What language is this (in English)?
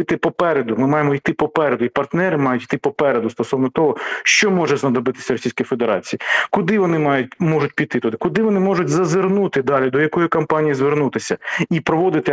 Ukrainian